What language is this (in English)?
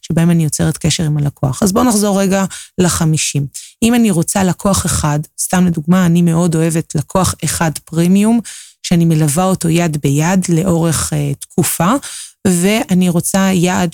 Hebrew